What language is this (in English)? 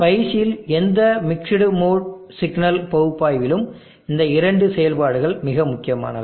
Tamil